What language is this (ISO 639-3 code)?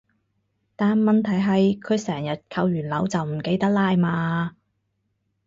yue